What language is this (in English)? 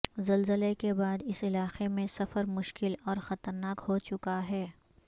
Urdu